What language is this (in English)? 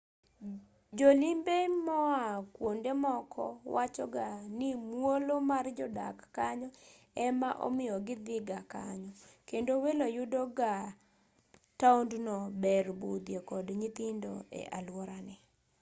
Luo (Kenya and Tanzania)